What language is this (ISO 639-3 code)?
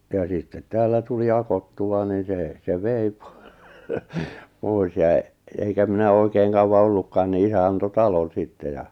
fin